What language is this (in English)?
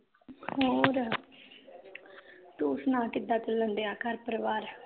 Punjabi